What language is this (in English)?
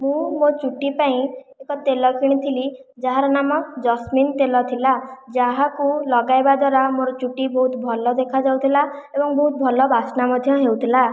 Odia